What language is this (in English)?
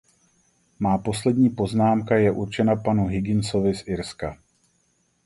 Czech